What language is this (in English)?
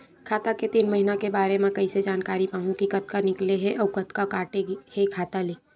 Chhattisgarhi